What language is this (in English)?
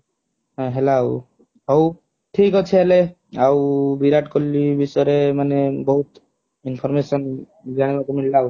Odia